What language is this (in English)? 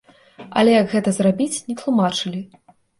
Belarusian